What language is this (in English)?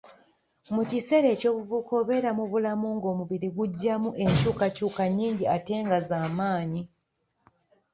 Ganda